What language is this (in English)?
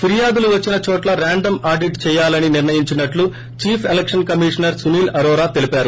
Telugu